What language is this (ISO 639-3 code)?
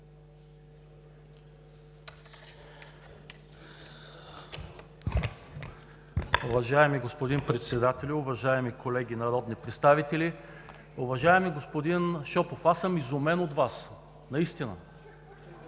bul